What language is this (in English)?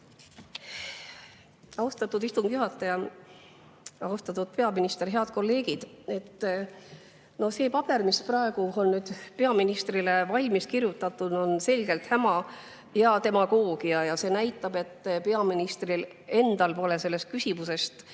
Estonian